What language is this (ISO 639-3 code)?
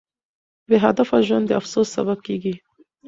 pus